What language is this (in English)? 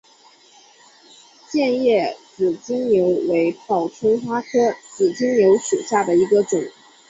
Chinese